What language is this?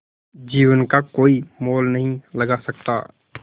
Hindi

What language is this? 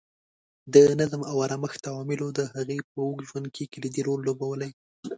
Pashto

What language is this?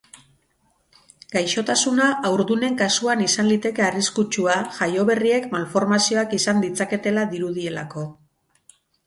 Basque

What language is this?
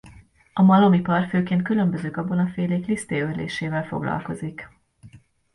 Hungarian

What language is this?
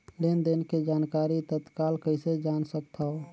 Chhattisgarhi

